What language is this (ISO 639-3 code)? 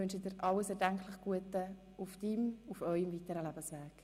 gsw